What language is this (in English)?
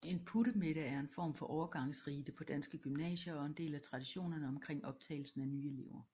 Danish